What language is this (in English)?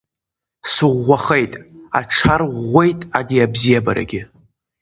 Abkhazian